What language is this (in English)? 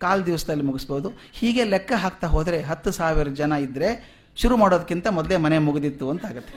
Kannada